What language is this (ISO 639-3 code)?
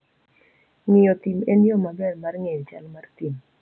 luo